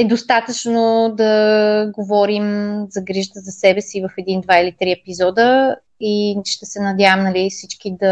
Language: Bulgarian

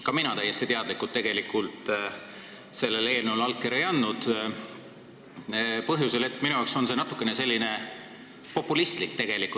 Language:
Estonian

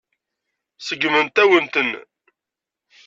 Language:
Kabyle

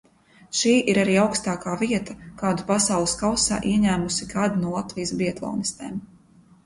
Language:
Latvian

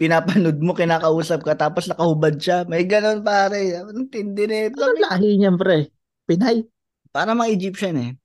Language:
Filipino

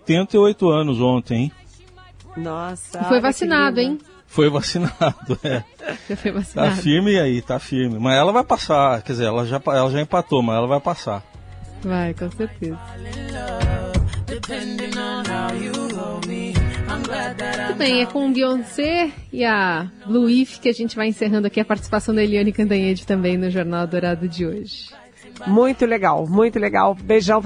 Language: Portuguese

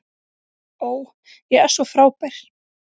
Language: Icelandic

